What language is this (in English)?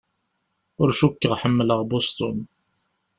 Kabyle